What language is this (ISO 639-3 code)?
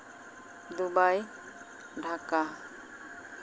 sat